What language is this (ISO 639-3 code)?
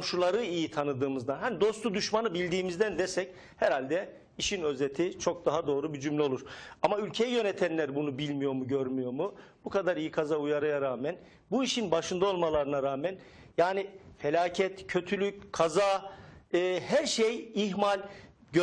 tur